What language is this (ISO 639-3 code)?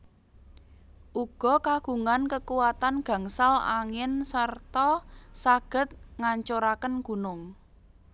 jav